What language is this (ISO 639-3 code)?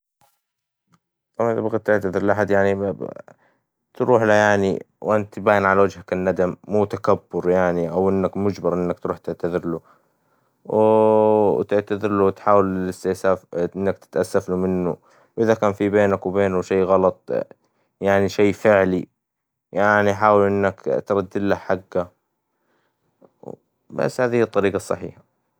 acw